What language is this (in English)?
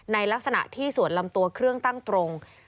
Thai